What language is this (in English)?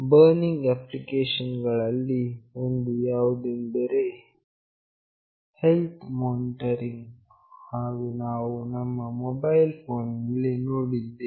Kannada